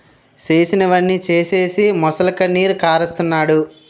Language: Telugu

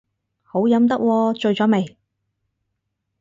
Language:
Cantonese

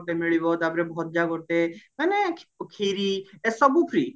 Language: Odia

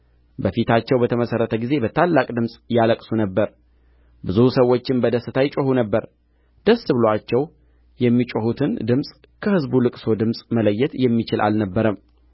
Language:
Amharic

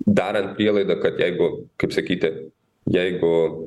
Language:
Lithuanian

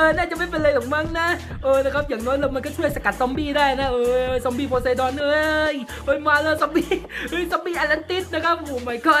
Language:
Thai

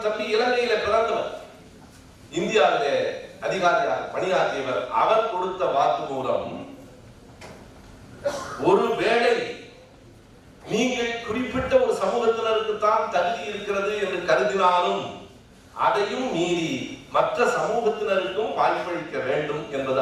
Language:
Tamil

